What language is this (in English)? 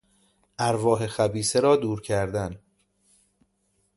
Persian